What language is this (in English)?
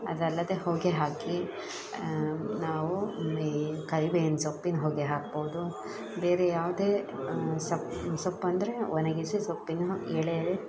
Kannada